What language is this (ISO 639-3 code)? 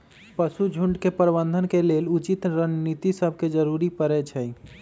mag